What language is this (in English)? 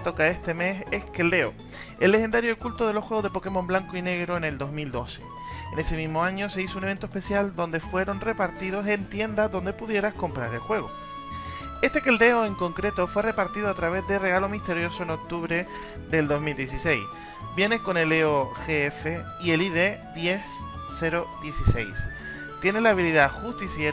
Spanish